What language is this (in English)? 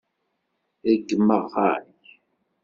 Kabyle